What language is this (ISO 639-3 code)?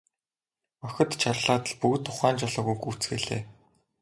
mon